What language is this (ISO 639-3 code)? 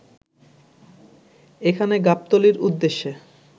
ben